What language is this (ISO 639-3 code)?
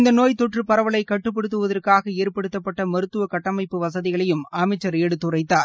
tam